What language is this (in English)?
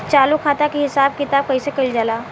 Bhojpuri